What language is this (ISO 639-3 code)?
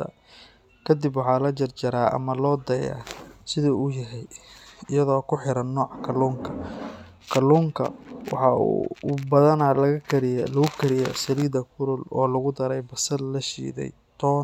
som